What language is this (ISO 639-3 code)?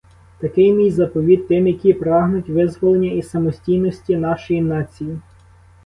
ukr